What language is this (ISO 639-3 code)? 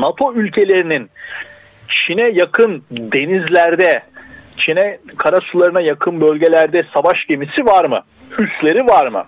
tur